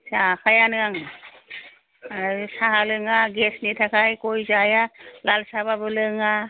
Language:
Bodo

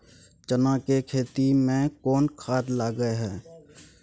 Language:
Maithili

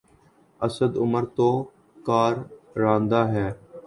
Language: Urdu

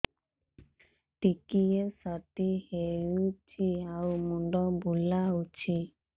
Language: Odia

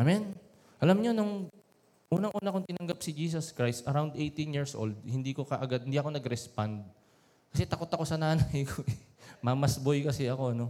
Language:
Filipino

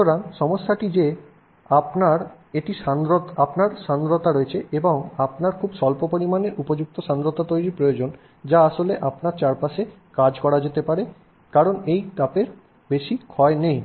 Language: Bangla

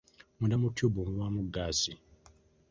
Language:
Ganda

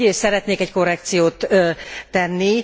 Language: Hungarian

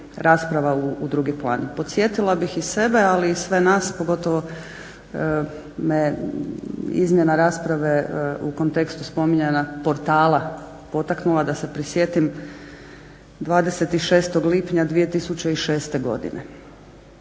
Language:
Croatian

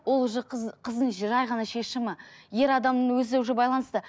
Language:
Kazakh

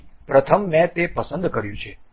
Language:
Gujarati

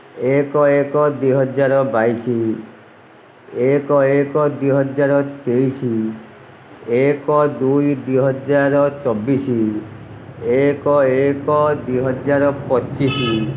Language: Odia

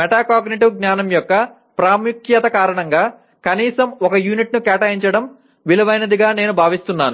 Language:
Telugu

